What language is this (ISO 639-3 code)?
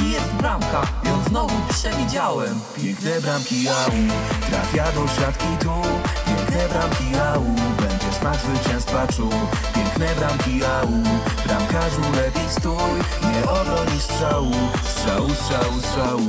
pol